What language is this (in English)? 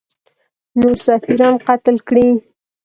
Pashto